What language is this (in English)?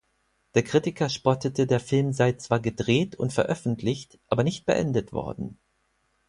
German